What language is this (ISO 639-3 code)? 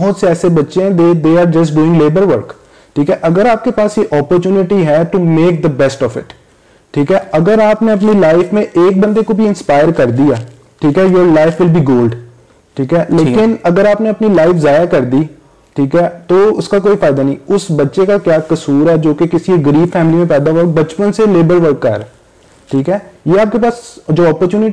urd